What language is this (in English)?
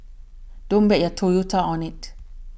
English